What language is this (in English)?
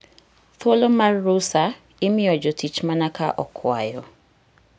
Luo (Kenya and Tanzania)